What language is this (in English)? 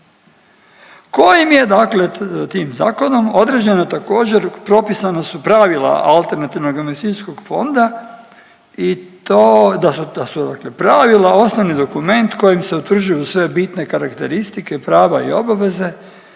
Croatian